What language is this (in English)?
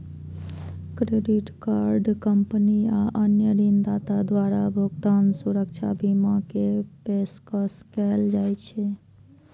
Maithili